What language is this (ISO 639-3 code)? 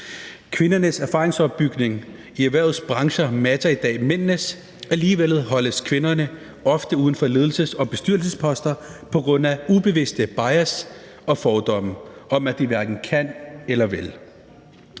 dan